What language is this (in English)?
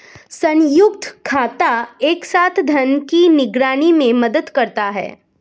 Hindi